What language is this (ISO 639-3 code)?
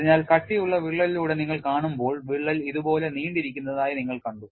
mal